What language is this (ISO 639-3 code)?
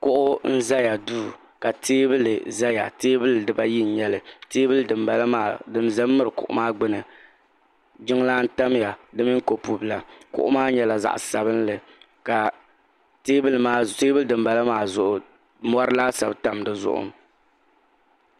dag